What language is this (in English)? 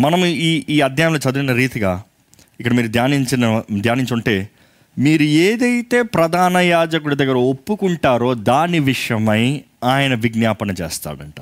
Telugu